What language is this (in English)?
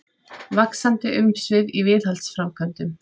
Icelandic